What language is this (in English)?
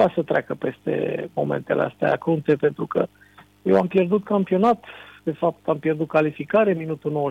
Romanian